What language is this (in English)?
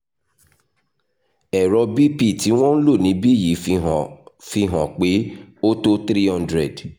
Yoruba